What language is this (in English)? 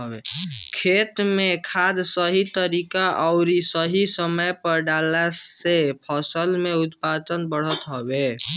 Bhojpuri